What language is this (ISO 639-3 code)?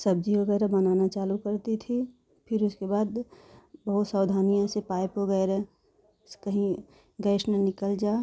hin